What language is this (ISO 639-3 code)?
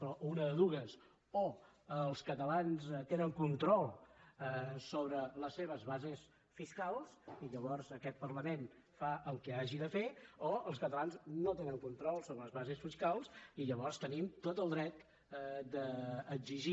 cat